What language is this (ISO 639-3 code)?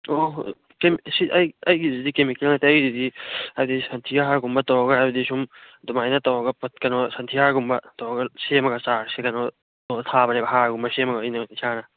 mni